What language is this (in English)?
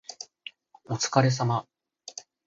Japanese